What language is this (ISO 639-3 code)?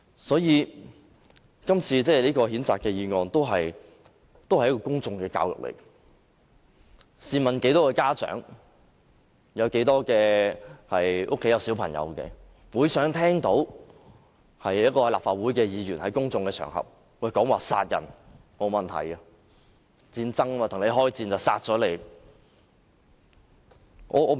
yue